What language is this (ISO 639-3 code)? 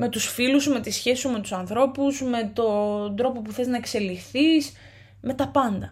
ell